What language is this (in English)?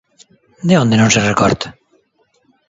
Galician